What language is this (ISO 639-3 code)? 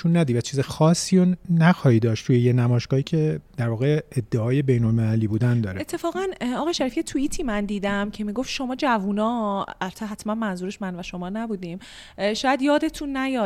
fas